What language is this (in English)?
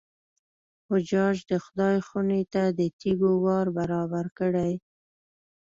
Pashto